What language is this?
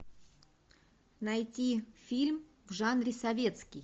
Russian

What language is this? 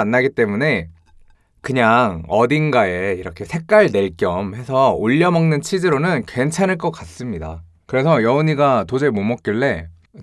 Korean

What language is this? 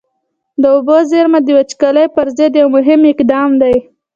Pashto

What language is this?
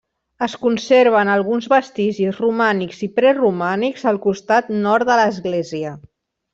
Catalan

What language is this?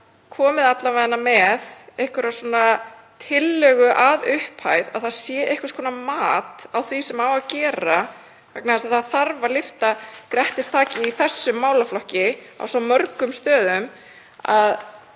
Icelandic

